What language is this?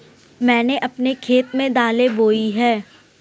Hindi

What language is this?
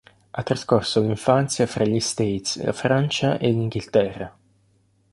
Italian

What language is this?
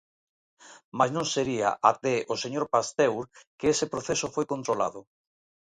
Galician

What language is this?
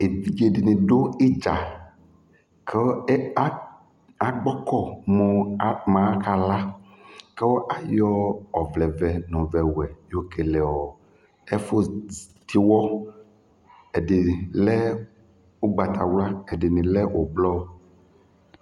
Ikposo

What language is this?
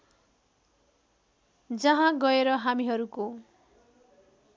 Nepali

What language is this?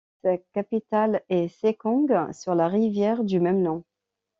French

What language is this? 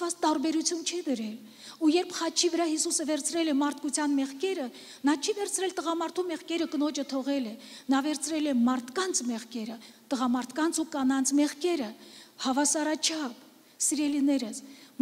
Romanian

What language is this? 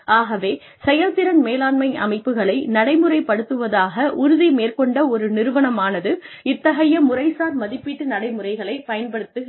Tamil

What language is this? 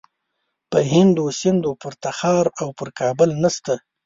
Pashto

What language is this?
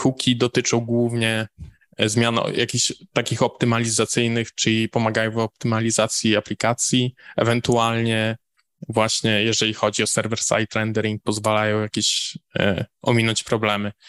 Polish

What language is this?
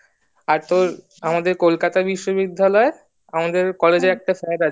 Bangla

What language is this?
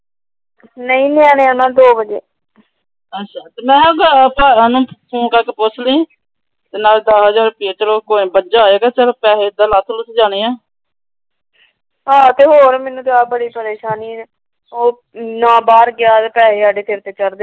Punjabi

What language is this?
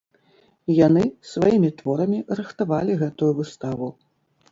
Belarusian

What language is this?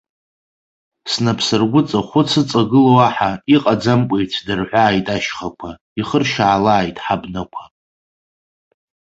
Abkhazian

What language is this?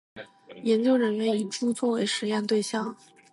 Chinese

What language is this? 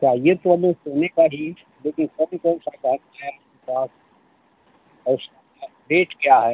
Hindi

